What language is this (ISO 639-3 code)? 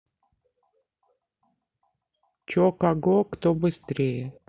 rus